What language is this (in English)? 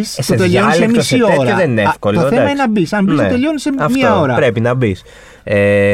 Greek